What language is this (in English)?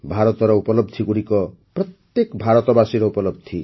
Odia